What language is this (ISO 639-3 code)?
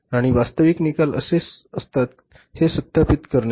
mar